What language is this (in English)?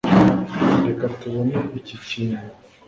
Kinyarwanda